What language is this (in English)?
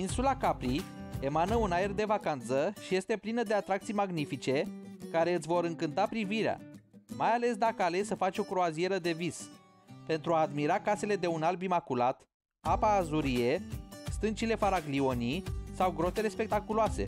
Romanian